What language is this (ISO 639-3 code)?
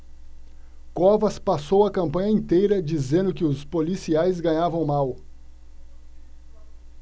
por